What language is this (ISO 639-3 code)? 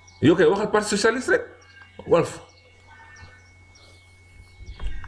fra